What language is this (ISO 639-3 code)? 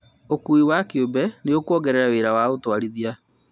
kik